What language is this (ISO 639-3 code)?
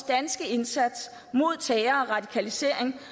dan